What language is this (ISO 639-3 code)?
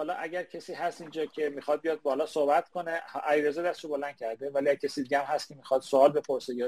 fas